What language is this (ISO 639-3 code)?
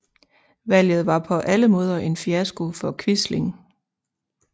dan